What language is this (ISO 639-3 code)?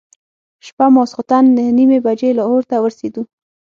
pus